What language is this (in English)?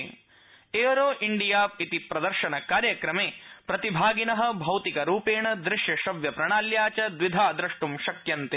Sanskrit